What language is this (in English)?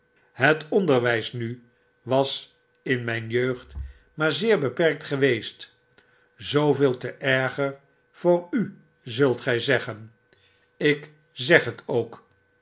Dutch